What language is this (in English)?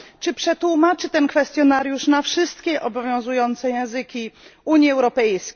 Polish